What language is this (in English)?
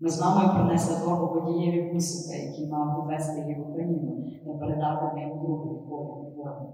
Ukrainian